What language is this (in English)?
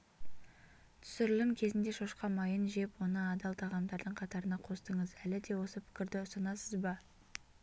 Kazakh